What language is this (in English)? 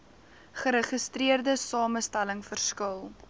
Afrikaans